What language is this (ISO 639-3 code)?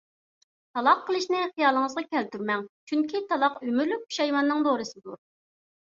uig